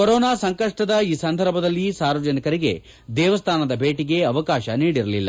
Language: Kannada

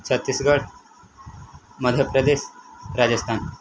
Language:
Odia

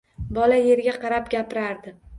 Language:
Uzbek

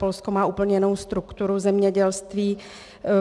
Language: Czech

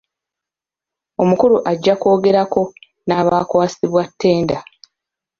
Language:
Ganda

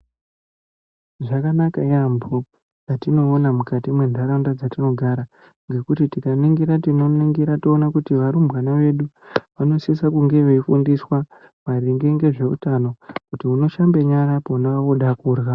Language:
Ndau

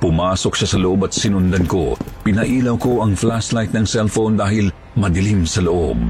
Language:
Filipino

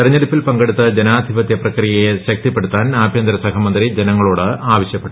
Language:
Malayalam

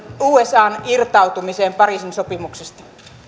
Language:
Finnish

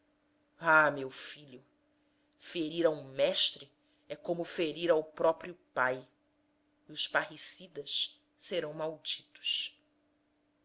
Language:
Portuguese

